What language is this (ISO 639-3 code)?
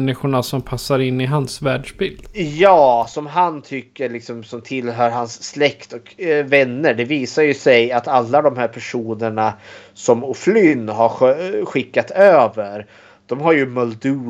swe